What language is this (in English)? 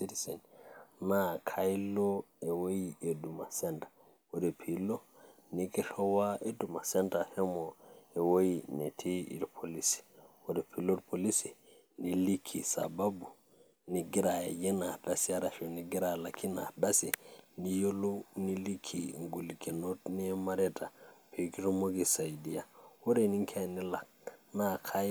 Masai